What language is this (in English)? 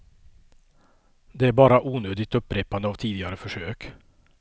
Swedish